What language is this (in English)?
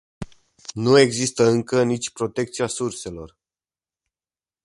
Romanian